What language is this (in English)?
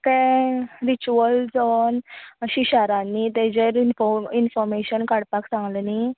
Konkani